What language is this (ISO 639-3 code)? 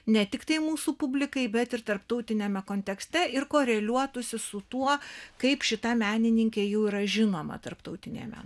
lit